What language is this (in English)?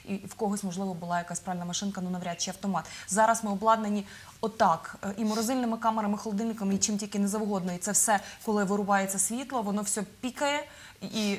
Ukrainian